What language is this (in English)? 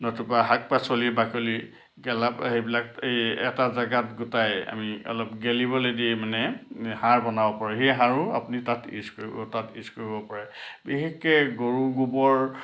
Assamese